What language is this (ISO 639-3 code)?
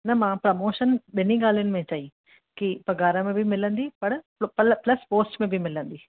snd